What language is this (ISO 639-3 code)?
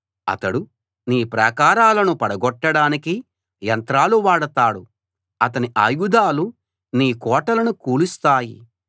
tel